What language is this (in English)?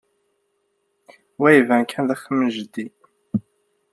Kabyle